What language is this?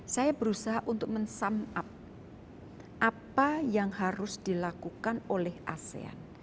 Indonesian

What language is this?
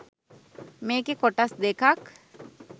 Sinhala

